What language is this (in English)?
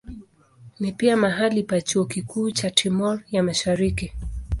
Swahili